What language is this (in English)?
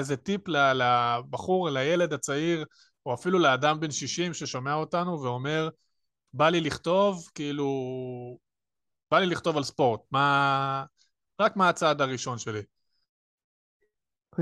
Hebrew